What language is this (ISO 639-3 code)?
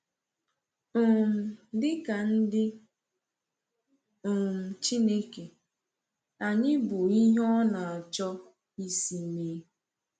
ibo